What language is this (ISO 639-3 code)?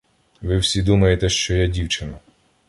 ukr